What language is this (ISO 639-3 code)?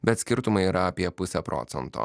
lit